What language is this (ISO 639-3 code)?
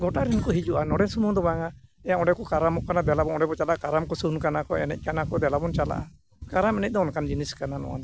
sat